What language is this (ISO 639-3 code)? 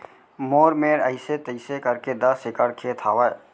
hne